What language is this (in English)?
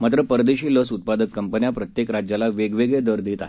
Marathi